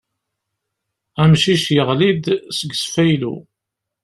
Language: Kabyle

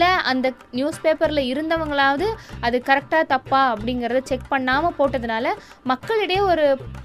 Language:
Tamil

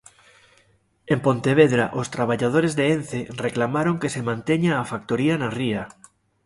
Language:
Galician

